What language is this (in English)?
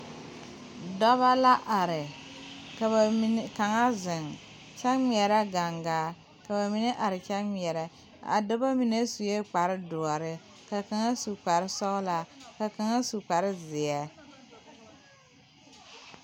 Southern Dagaare